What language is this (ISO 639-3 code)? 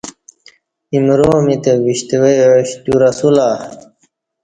bsh